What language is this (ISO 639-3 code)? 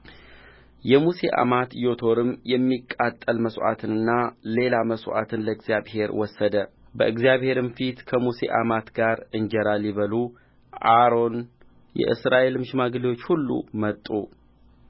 amh